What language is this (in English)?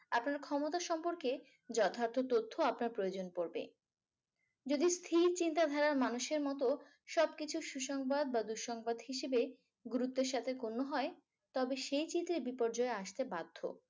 Bangla